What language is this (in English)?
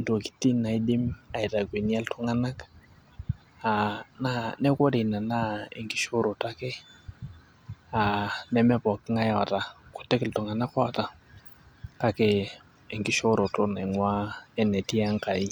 Masai